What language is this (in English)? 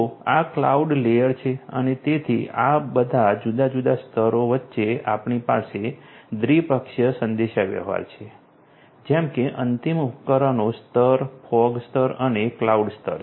Gujarati